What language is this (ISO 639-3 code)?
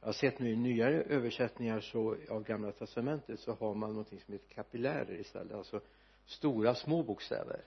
swe